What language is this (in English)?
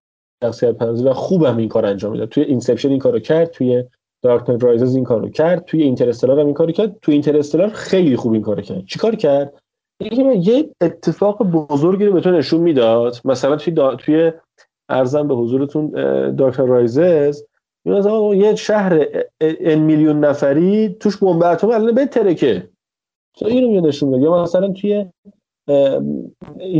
Persian